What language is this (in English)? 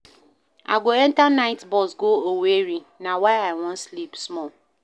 Nigerian Pidgin